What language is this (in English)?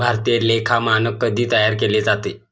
Marathi